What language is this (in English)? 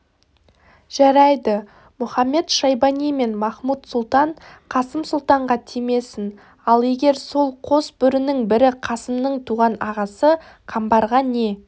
Kazakh